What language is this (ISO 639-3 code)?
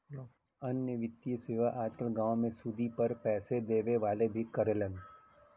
bho